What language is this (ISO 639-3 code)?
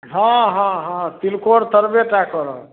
mai